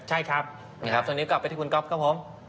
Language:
Thai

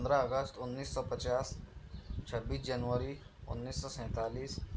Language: Urdu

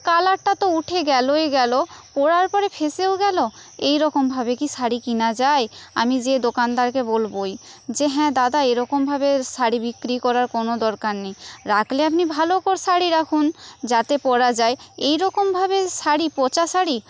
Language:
Bangla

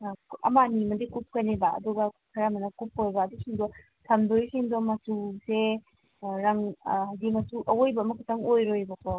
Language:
Manipuri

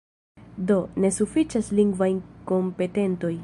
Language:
Esperanto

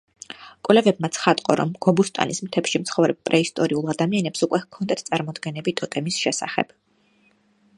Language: Georgian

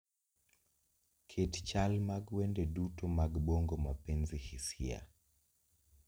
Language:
Luo (Kenya and Tanzania)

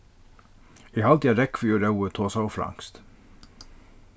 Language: Faroese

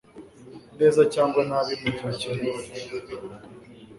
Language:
Kinyarwanda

